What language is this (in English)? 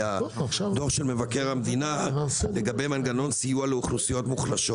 Hebrew